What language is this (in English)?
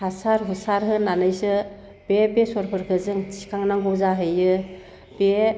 Bodo